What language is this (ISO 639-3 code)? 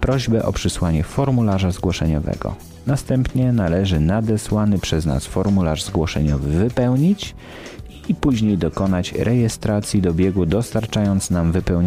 pol